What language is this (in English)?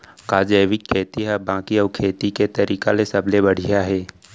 Chhattisgarhi